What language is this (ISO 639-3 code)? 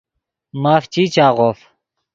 ydg